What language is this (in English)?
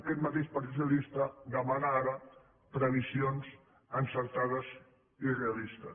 Catalan